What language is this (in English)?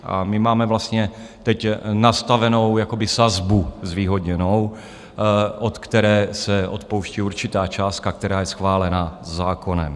Czech